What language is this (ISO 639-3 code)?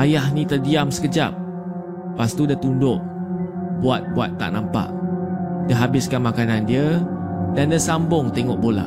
msa